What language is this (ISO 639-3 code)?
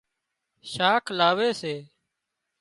kxp